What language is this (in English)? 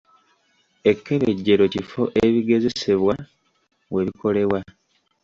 Ganda